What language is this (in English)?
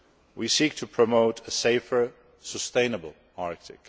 English